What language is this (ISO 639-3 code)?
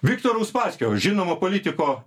lit